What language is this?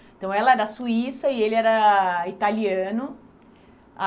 Portuguese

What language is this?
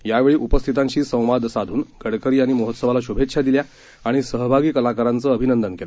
Marathi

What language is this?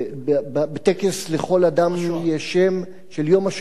Hebrew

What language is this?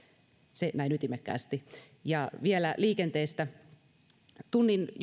Finnish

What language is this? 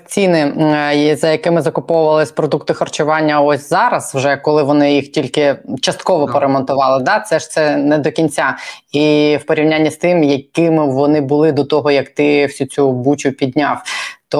Ukrainian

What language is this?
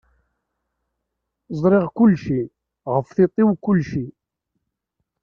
Kabyle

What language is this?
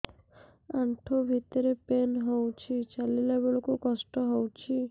Odia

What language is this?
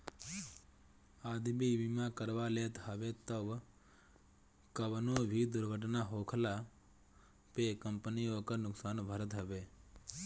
Bhojpuri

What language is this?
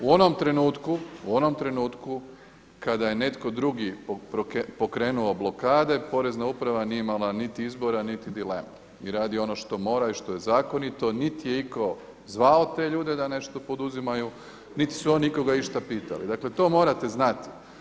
Croatian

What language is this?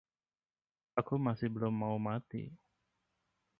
Indonesian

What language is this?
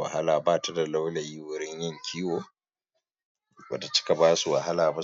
Hausa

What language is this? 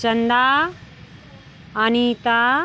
Hindi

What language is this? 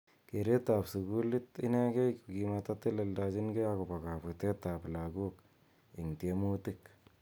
Kalenjin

